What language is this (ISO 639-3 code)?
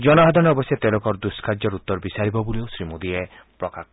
asm